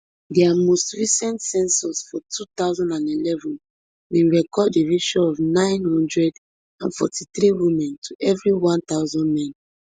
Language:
Nigerian Pidgin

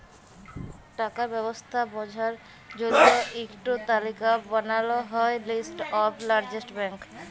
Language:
Bangla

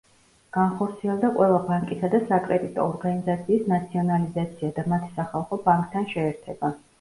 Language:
Georgian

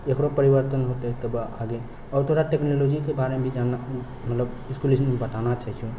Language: Maithili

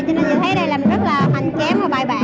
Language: Vietnamese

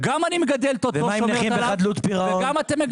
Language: Hebrew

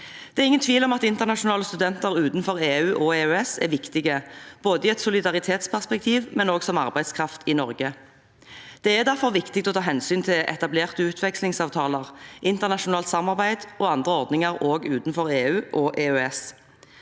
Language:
Norwegian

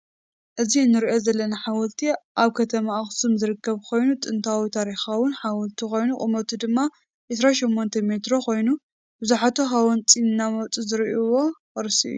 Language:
Tigrinya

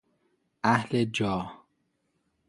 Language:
Persian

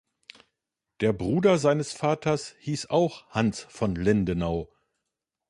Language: German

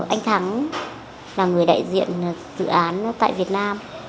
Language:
Vietnamese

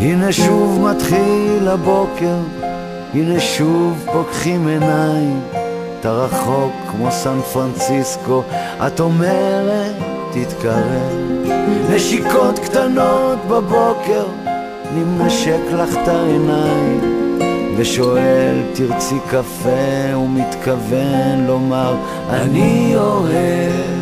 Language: Hebrew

